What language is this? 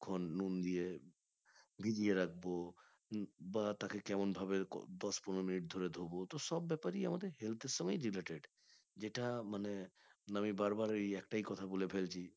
Bangla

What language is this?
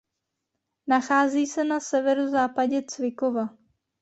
Czech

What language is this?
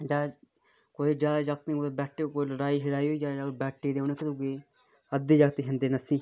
Dogri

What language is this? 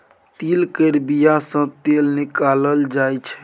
Maithili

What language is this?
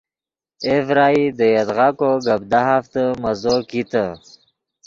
Yidgha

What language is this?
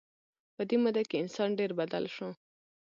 Pashto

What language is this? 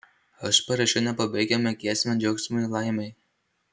Lithuanian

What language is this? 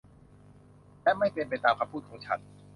Thai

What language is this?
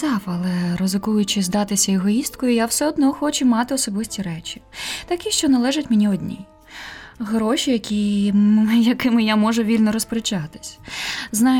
Ukrainian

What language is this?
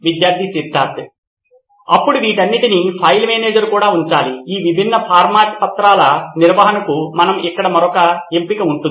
Telugu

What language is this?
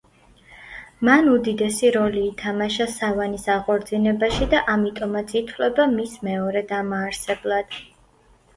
Georgian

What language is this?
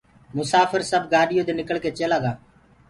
Gurgula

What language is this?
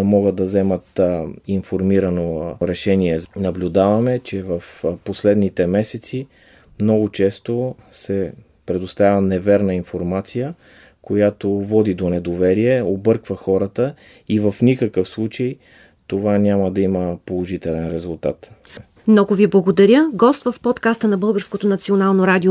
Bulgarian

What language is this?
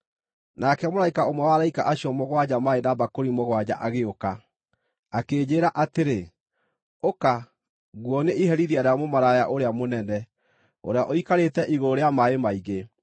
Kikuyu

